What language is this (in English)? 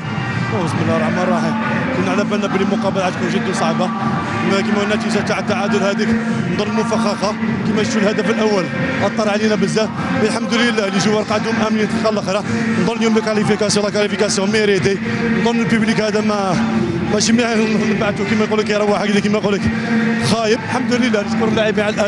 Arabic